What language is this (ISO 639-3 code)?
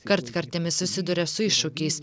lit